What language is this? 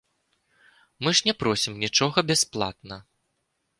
Belarusian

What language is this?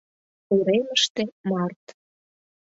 Mari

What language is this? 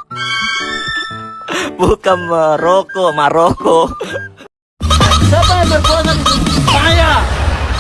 Indonesian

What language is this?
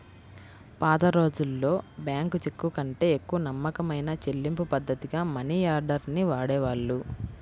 Telugu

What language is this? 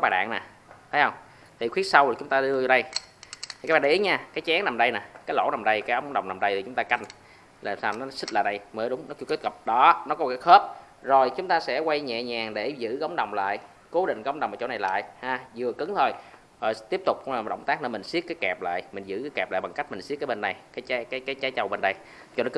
Vietnamese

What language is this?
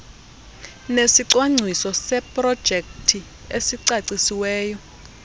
Xhosa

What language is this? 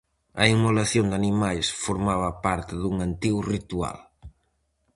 Galician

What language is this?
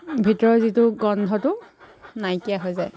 Assamese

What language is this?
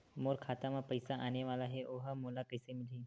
Chhattisgarhi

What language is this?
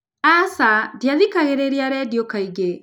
Kikuyu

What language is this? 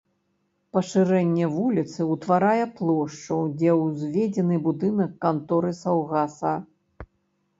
Belarusian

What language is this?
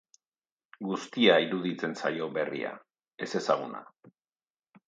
Basque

